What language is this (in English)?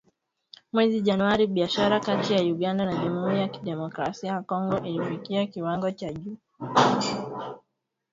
Swahili